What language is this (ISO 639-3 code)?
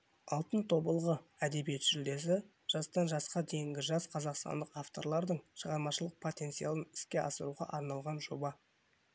kaz